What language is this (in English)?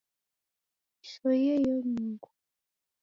Taita